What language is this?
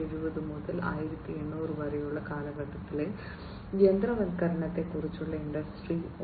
Malayalam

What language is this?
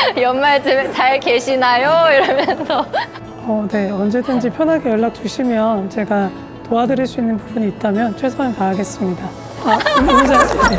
Korean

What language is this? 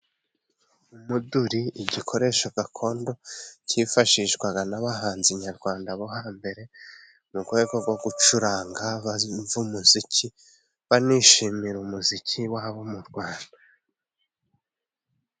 Kinyarwanda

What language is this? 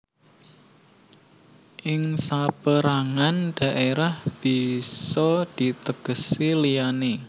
Javanese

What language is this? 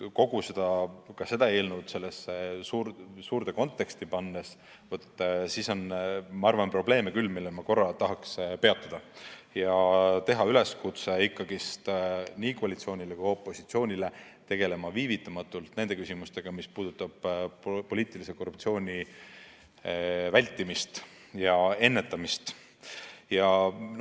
Estonian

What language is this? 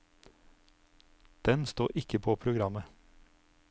Norwegian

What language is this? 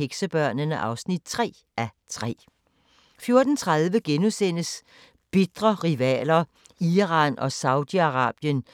Danish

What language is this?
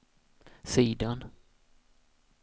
Swedish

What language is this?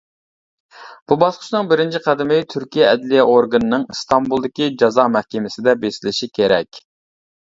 Uyghur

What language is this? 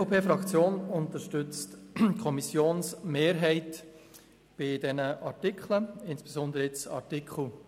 Swiss German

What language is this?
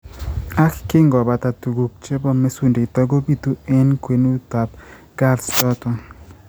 Kalenjin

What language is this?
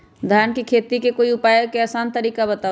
Magahi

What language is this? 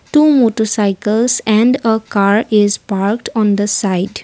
English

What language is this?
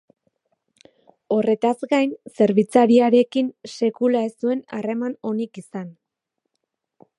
Basque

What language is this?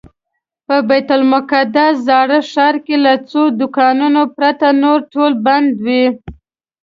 Pashto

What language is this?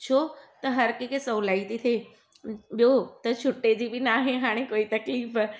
Sindhi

